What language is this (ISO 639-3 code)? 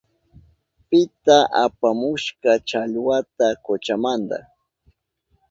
qup